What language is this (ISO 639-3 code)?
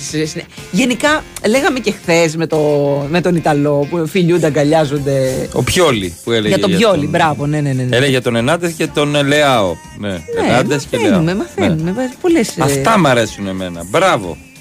ell